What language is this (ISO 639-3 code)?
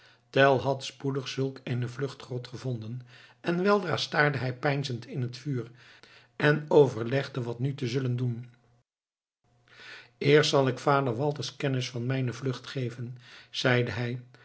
nld